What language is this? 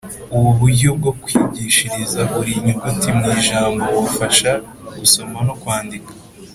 Kinyarwanda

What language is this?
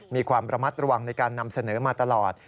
Thai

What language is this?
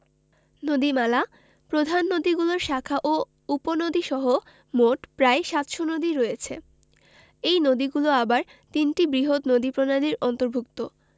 Bangla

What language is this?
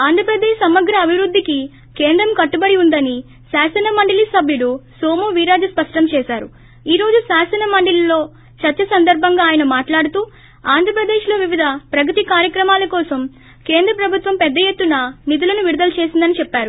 Telugu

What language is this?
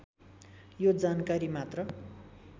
Nepali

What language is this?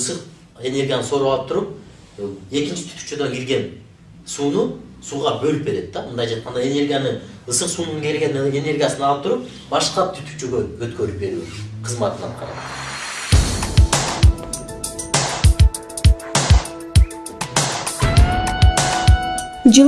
Turkish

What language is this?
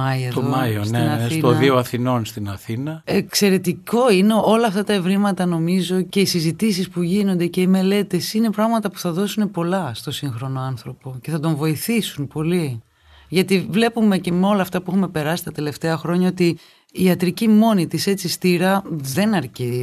Greek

